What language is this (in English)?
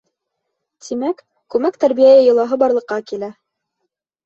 Bashkir